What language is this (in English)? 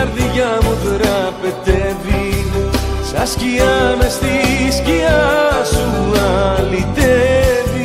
Greek